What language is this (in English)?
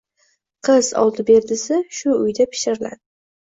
Uzbek